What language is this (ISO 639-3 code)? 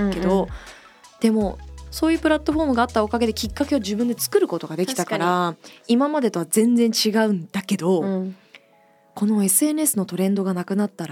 jpn